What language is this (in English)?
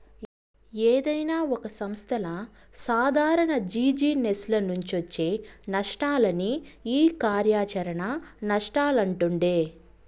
Telugu